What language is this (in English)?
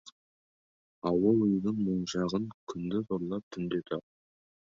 Kazakh